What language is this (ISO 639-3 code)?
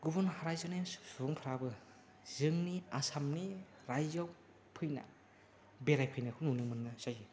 brx